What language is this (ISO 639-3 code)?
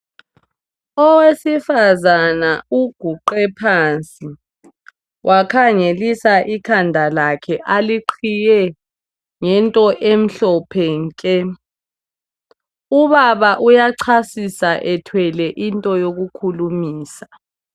nde